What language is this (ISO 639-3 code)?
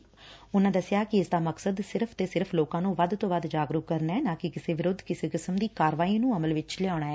pan